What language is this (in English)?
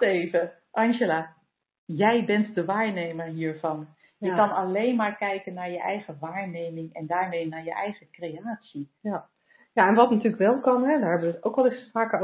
Dutch